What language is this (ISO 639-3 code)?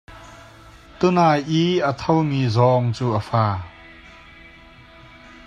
cnh